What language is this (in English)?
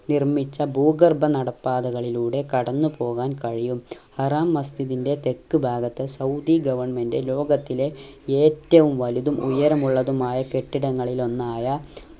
Malayalam